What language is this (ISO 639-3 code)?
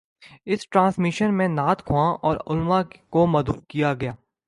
urd